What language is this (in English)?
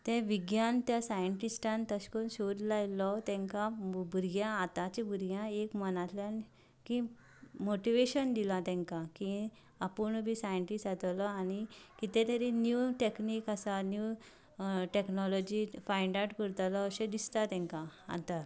Konkani